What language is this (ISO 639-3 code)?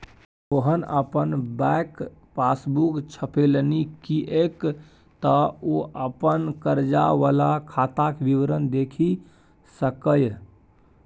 mai